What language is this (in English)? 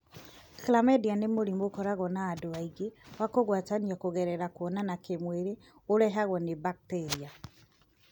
Kikuyu